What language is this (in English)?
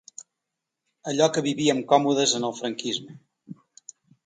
Catalan